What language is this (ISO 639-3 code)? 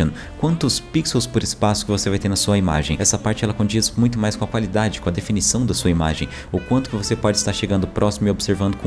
por